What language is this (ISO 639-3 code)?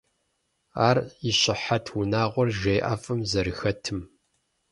kbd